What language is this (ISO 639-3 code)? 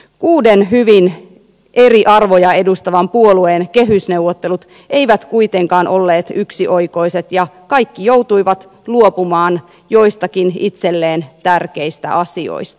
fin